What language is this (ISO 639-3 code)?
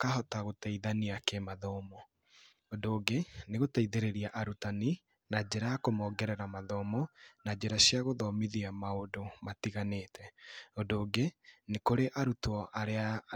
kik